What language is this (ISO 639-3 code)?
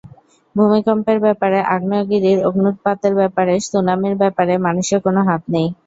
ben